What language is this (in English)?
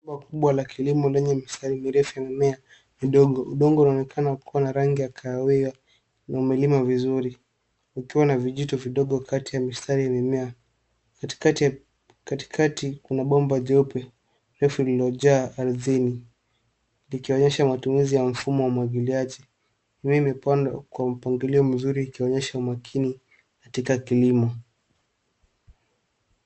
Swahili